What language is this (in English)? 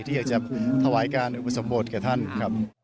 Thai